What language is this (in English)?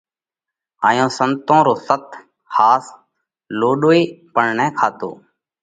Parkari Koli